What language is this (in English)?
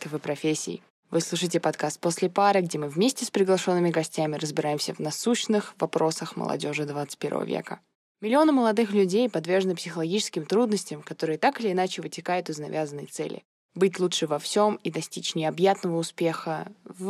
Russian